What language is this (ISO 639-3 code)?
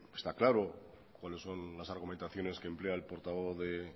spa